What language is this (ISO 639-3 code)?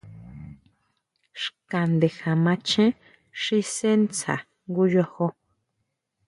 mau